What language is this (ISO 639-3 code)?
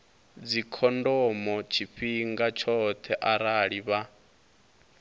ven